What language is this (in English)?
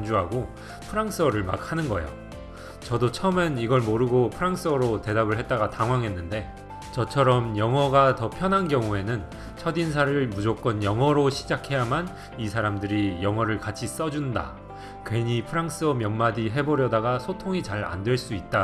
Korean